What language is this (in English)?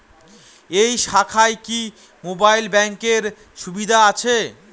Bangla